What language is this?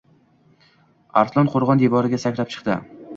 Uzbek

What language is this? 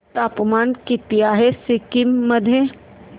Marathi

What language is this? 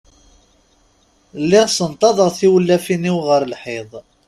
Kabyle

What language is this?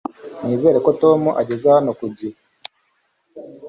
Kinyarwanda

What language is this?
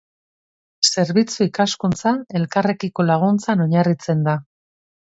Basque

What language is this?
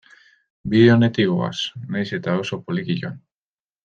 Basque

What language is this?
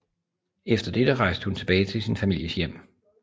Danish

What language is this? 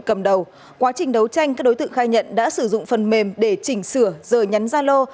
Vietnamese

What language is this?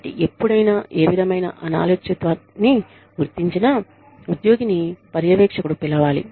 Telugu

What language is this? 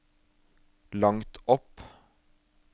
Norwegian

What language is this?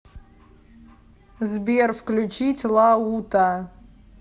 Russian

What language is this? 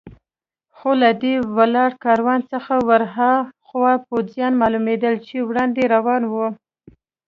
Pashto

